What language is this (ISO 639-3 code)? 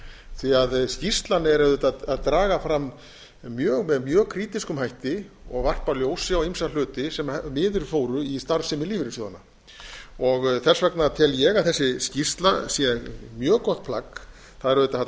isl